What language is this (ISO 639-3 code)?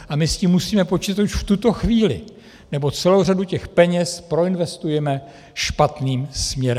ces